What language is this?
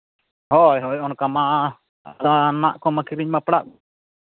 Santali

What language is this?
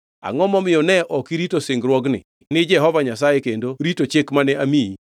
Luo (Kenya and Tanzania)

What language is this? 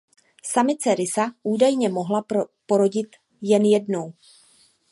Czech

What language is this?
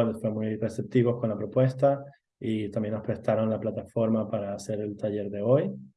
Spanish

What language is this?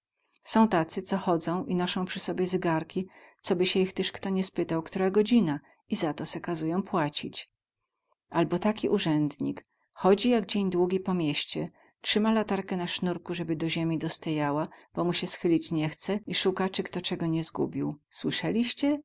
Polish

